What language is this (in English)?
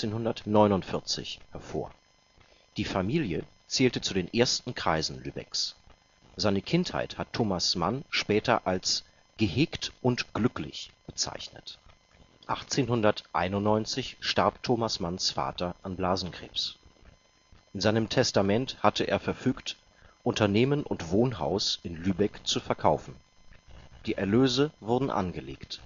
German